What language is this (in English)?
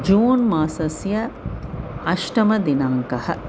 Sanskrit